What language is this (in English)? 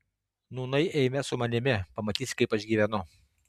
Lithuanian